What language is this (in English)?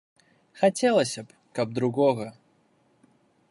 Belarusian